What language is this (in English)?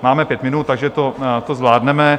Czech